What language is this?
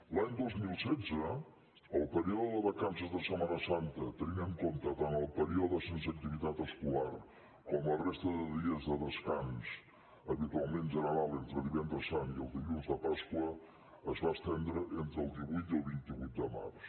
Catalan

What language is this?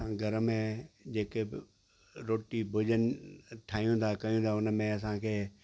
Sindhi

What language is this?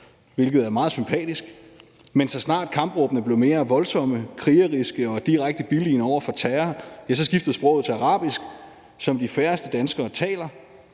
Danish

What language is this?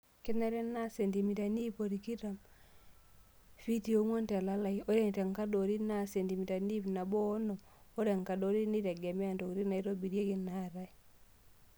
Masai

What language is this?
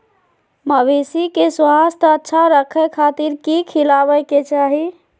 Magahi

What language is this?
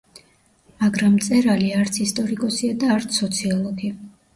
Georgian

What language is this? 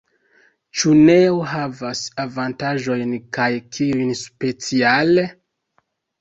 Esperanto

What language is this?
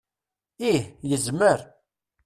Kabyle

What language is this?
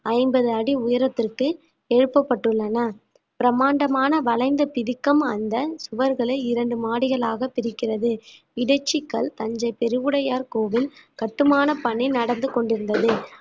Tamil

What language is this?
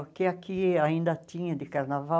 Portuguese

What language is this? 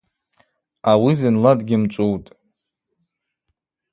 Abaza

